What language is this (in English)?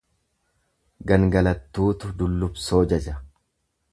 Oromo